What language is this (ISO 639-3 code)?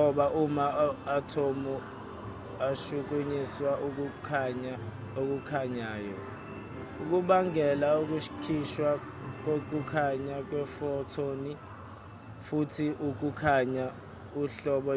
zul